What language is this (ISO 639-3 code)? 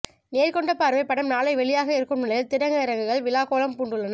tam